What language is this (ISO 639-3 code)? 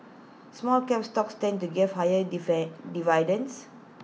eng